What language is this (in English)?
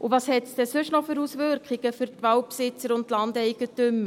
Swiss German